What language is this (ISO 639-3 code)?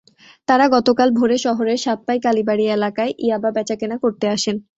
ben